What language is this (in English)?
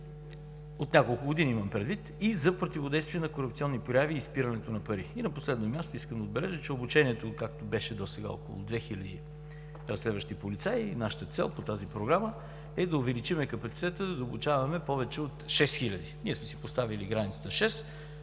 Bulgarian